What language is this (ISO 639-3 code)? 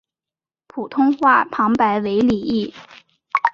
zho